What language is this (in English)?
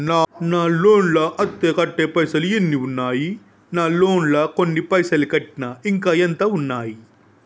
Telugu